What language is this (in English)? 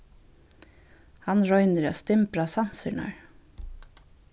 Faroese